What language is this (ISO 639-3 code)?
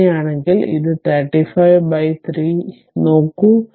mal